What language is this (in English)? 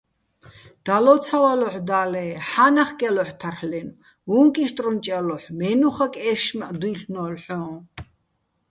Bats